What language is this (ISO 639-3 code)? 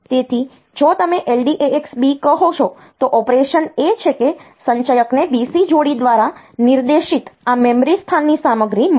guj